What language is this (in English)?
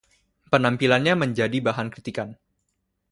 Indonesian